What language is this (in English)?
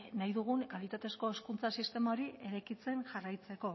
Basque